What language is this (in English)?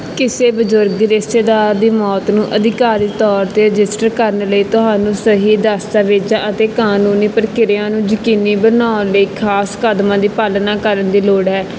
Punjabi